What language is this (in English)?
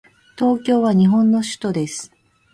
Japanese